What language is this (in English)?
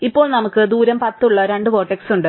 Malayalam